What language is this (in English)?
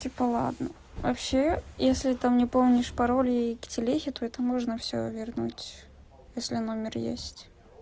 Russian